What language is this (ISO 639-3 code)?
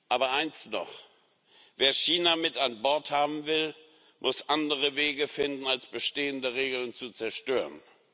deu